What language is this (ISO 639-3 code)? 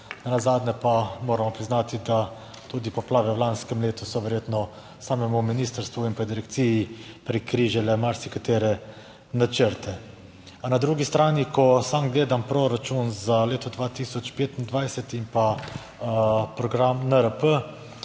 slv